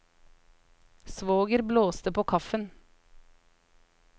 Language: Norwegian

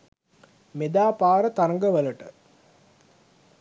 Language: Sinhala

